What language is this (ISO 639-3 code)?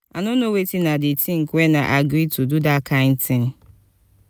pcm